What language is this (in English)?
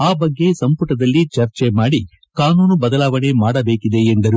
Kannada